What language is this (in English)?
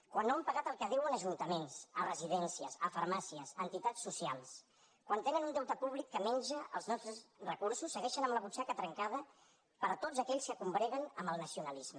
Catalan